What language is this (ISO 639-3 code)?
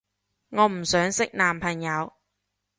yue